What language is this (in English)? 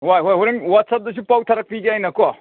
Manipuri